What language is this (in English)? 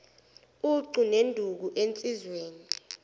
Zulu